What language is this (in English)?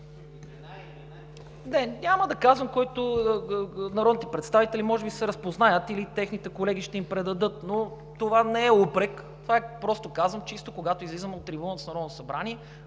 Bulgarian